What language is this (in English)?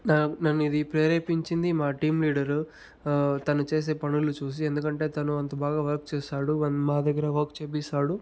Telugu